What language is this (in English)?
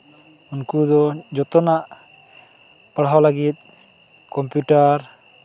Santali